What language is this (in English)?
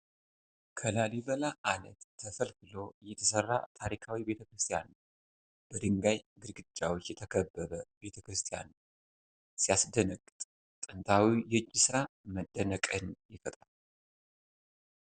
Amharic